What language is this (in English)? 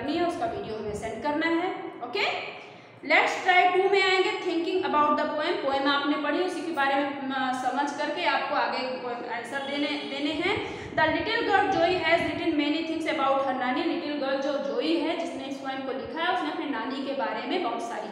Hindi